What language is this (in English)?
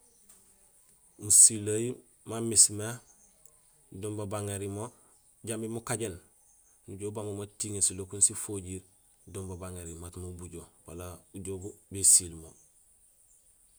Gusilay